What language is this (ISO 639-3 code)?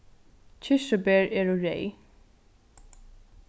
fao